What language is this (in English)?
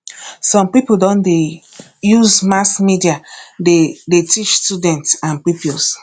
Nigerian Pidgin